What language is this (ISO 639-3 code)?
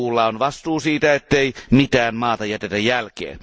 fin